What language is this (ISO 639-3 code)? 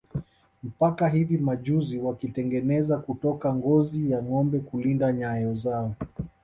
swa